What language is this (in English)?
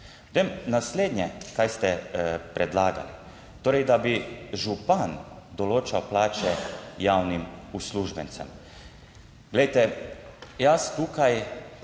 Slovenian